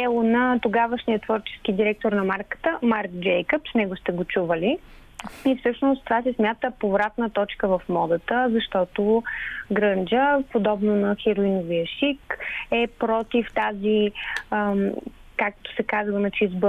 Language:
Bulgarian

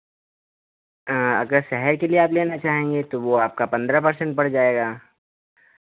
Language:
Hindi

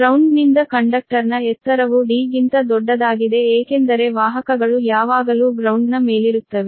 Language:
Kannada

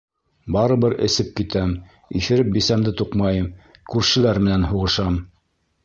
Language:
Bashkir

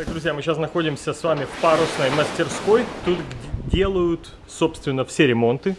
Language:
Russian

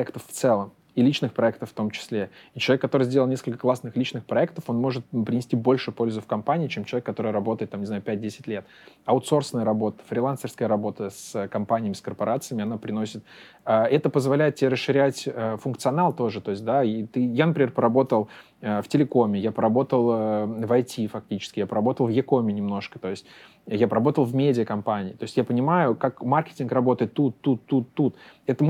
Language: Russian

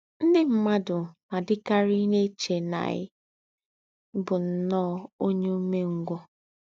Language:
Igbo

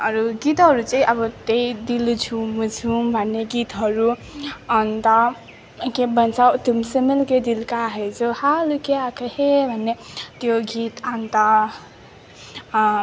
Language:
Nepali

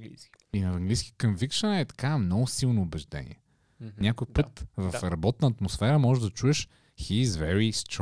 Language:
Bulgarian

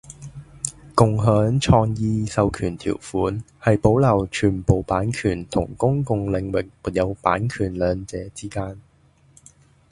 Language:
Cantonese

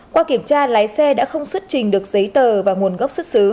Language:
Vietnamese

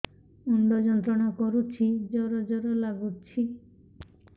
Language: Odia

